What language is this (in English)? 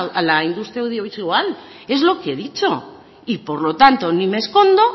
Spanish